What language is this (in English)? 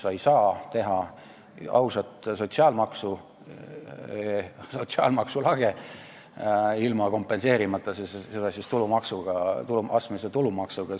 Estonian